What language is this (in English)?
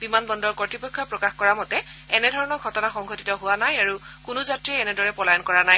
Assamese